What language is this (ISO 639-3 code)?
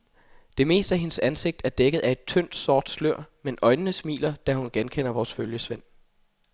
dan